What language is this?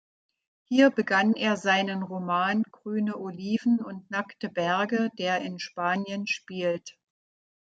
German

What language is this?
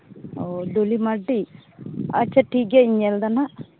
Santali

